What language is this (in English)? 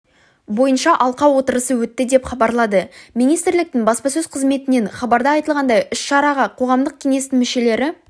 Kazakh